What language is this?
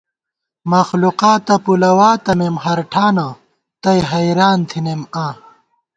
Gawar-Bati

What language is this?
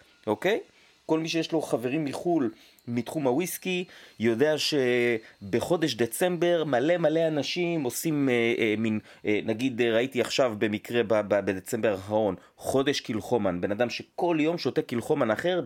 Hebrew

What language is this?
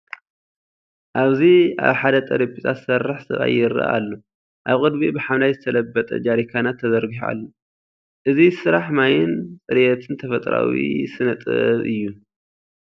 Tigrinya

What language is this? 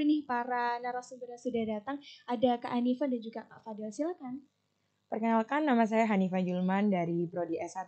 Indonesian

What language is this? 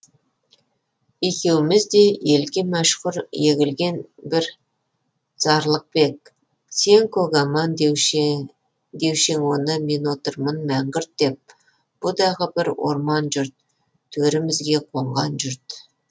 Kazakh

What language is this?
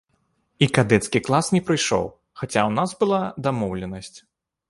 Belarusian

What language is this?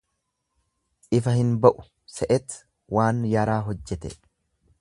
Oromo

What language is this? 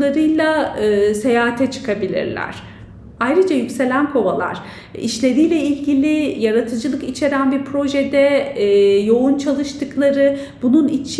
Turkish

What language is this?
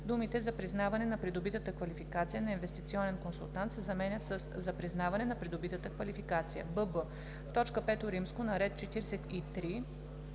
Bulgarian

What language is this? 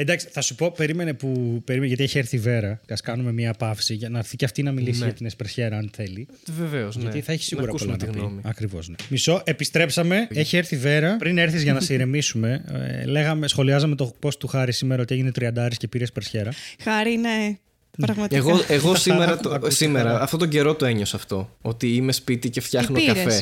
Greek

